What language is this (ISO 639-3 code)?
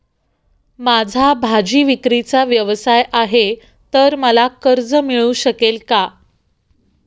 mar